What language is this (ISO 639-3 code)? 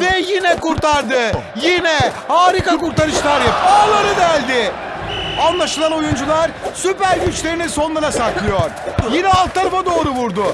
tur